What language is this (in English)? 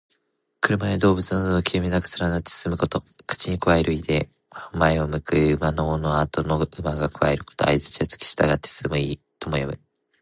Japanese